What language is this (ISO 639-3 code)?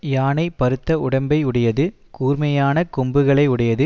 tam